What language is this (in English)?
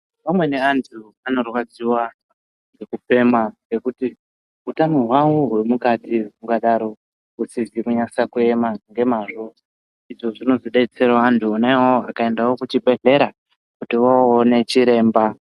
Ndau